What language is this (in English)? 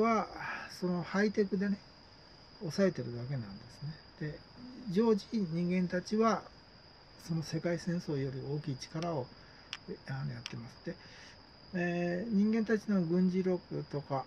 Japanese